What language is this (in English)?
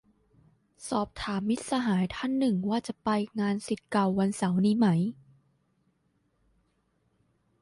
Thai